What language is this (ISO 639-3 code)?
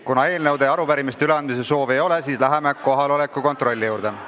est